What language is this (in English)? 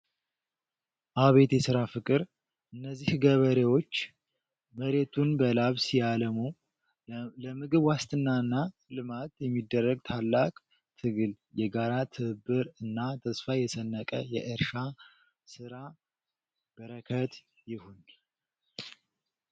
Amharic